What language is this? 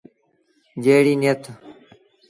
Sindhi Bhil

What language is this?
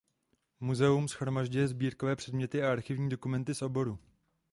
Czech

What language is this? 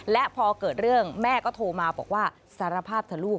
Thai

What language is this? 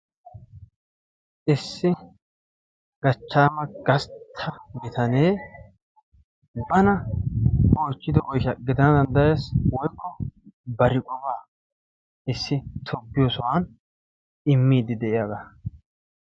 Wolaytta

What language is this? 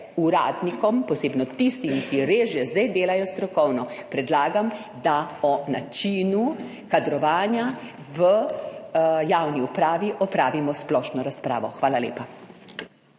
Slovenian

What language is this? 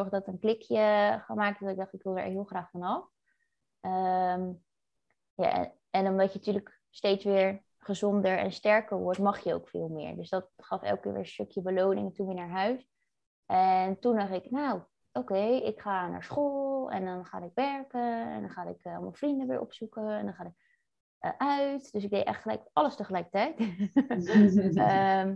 Dutch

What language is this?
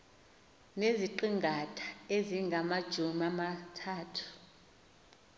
Xhosa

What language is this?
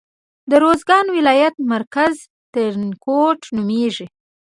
Pashto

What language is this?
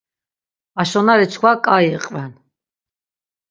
Laz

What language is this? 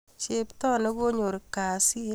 Kalenjin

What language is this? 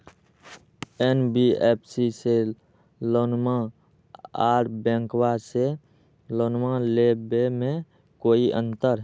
Magahi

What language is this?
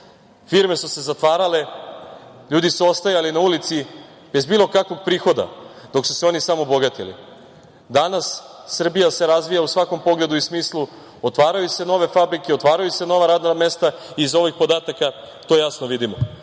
Serbian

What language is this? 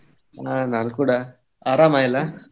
Kannada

